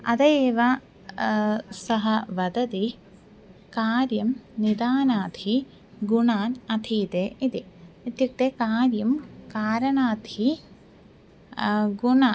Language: Sanskrit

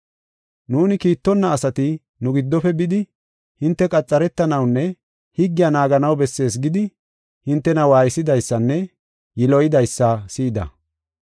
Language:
Gofa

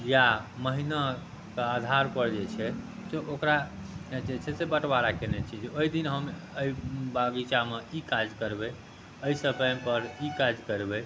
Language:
Maithili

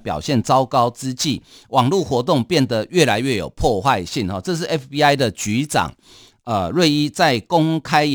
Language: Chinese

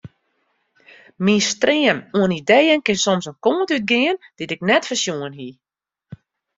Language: Western Frisian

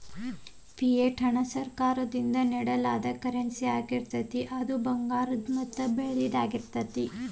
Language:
Kannada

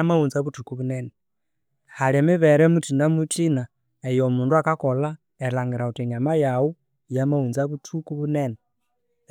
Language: Konzo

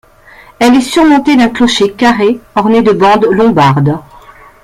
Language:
French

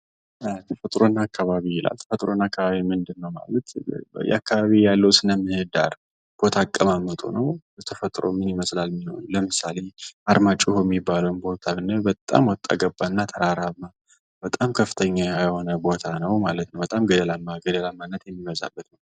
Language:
Amharic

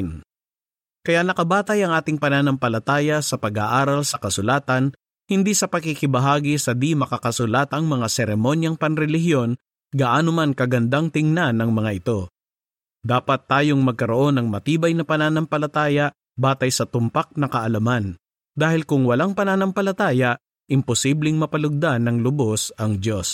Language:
Filipino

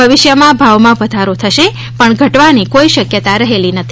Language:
Gujarati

